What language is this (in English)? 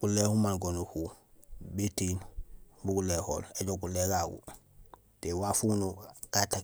Gusilay